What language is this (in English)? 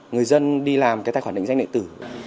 Vietnamese